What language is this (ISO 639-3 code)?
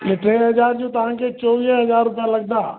snd